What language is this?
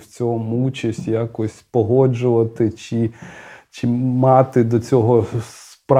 Ukrainian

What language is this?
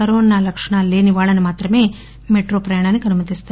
Telugu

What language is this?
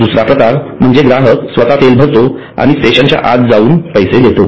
Marathi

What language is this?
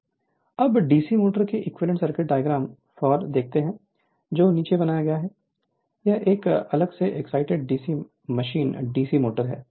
Hindi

